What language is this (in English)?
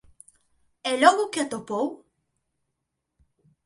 Galician